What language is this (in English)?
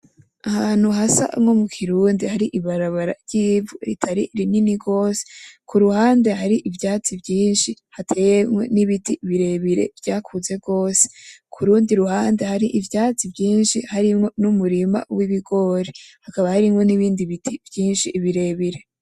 Rundi